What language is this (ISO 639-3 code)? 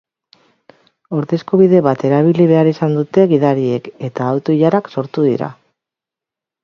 eus